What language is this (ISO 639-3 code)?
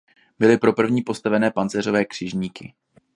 ces